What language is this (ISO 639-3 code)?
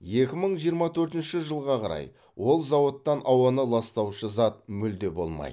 kaz